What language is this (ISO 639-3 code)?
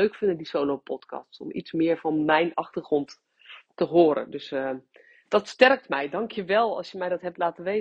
nld